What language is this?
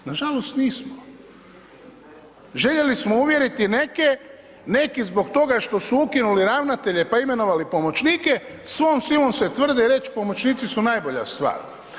Croatian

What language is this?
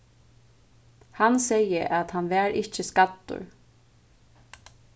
Faroese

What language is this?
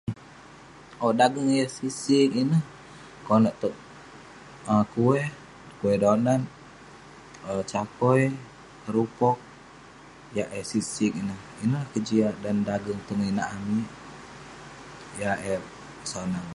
Western Penan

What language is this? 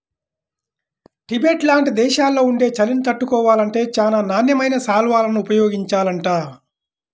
Telugu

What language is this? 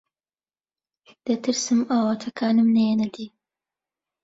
Central Kurdish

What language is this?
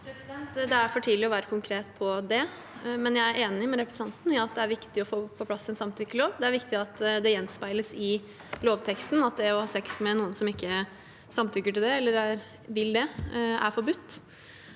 Norwegian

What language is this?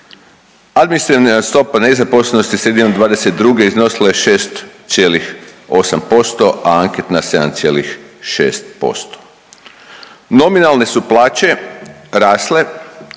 Croatian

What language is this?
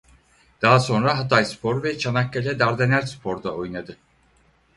Turkish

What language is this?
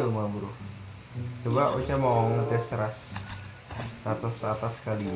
Indonesian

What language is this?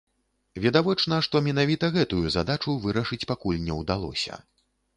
Belarusian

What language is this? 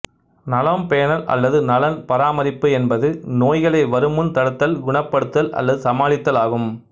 Tamil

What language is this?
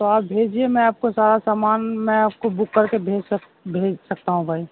Urdu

